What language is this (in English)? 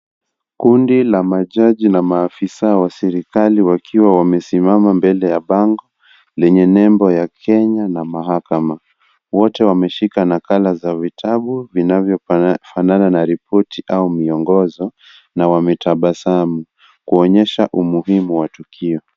Swahili